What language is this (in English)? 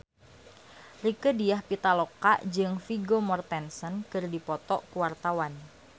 Sundanese